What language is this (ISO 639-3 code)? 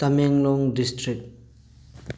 mni